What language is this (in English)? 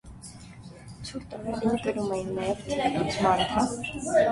Armenian